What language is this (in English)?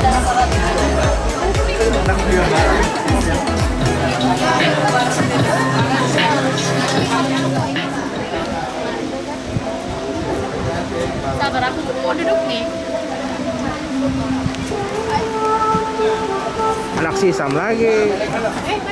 Indonesian